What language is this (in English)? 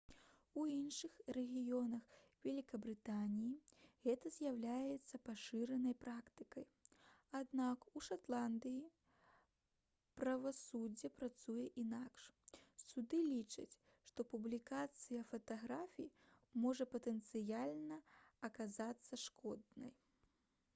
Belarusian